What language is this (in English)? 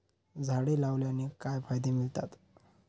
Marathi